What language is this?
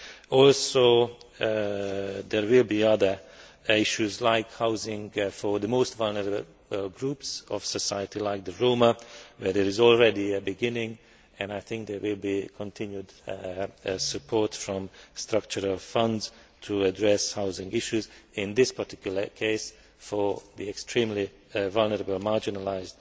English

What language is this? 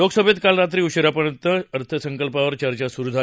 Marathi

